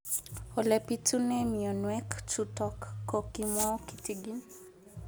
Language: Kalenjin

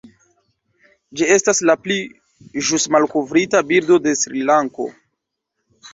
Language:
Esperanto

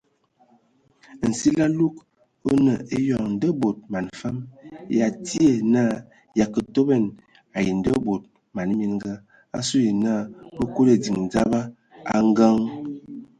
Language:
Ewondo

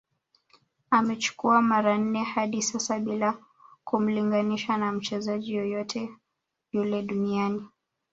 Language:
Swahili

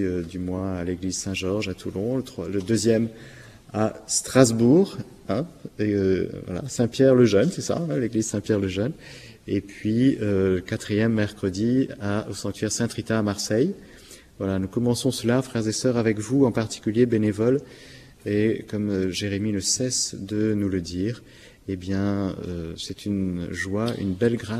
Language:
French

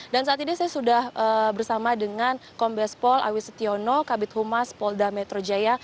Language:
Indonesian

